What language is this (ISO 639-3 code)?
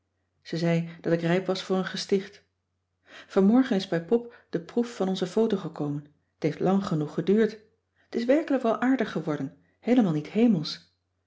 nld